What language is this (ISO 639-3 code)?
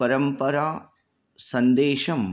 san